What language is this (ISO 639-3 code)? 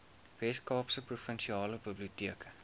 afr